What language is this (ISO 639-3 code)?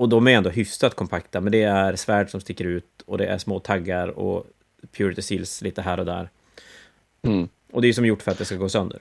swe